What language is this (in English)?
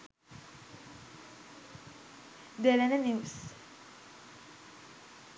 Sinhala